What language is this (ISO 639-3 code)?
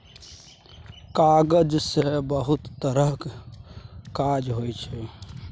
mai